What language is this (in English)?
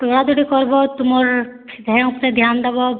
Odia